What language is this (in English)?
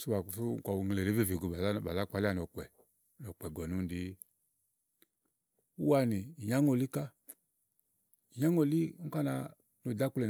Igo